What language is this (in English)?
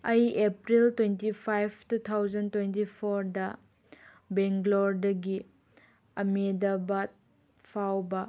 Manipuri